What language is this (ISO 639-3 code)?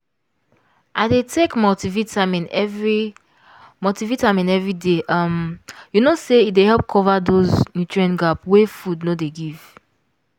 pcm